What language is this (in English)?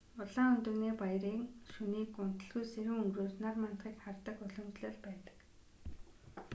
Mongolian